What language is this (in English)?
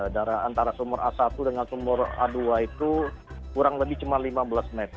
Indonesian